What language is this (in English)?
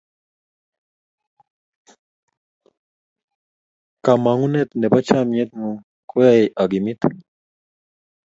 Kalenjin